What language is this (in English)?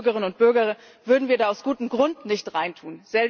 German